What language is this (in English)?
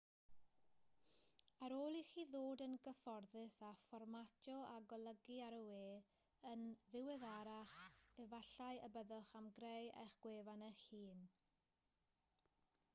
Welsh